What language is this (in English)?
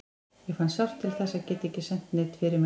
Icelandic